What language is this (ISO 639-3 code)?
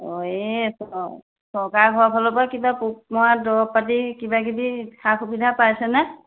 asm